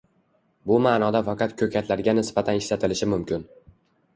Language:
Uzbek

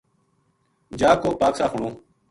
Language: Gujari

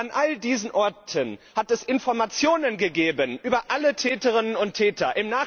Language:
German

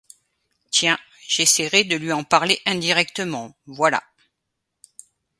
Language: French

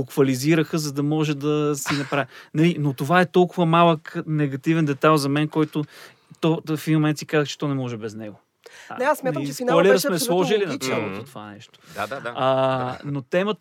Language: Bulgarian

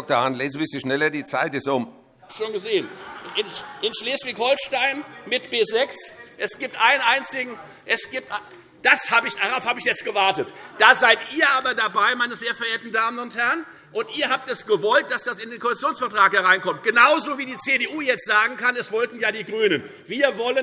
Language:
German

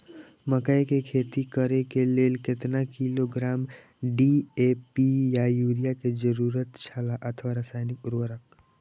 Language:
Maithili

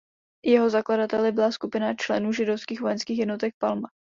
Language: Czech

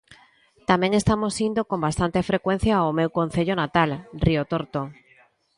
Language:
Galician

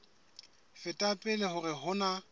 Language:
Southern Sotho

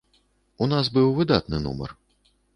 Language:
Belarusian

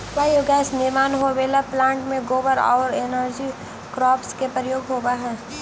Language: Magahi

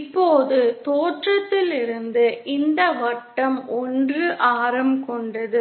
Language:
Tamil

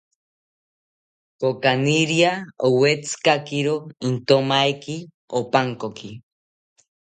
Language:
South Ucayali Ashéninka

